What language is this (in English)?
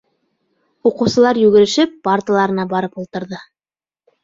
Bashkir